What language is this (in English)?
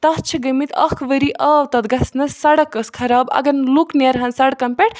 Kashmiri